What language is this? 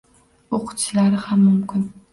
Uzbek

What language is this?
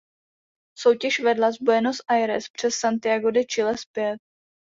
Czech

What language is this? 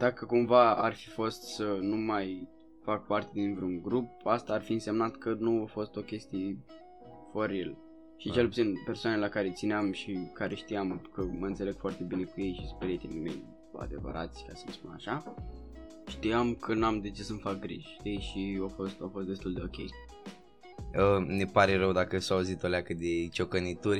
Romanian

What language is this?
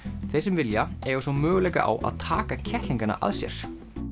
Icelandic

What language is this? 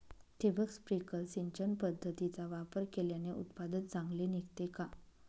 Marathi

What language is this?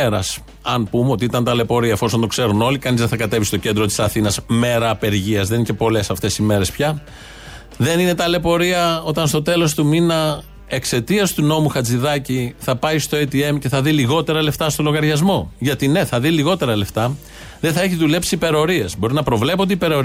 Greek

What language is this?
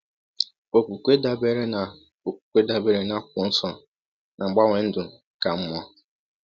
Igbo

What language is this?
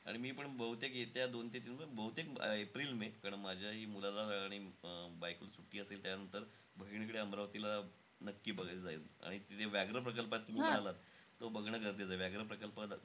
Marathi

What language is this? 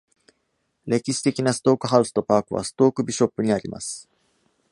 Japanese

